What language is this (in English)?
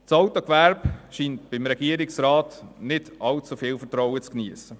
Swiss German